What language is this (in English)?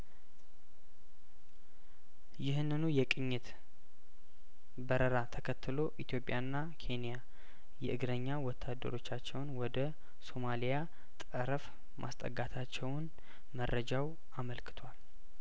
Amharic